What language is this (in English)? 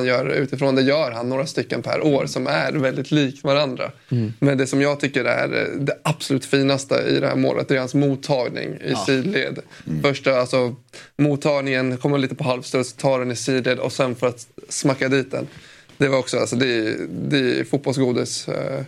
Swedish